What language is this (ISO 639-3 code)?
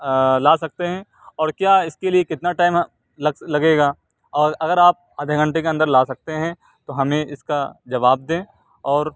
urd